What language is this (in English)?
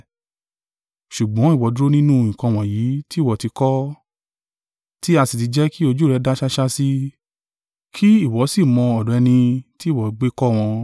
Yoruba